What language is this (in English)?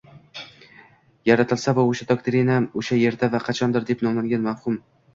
Uzbek